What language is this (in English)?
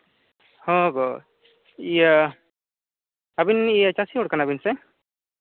Santali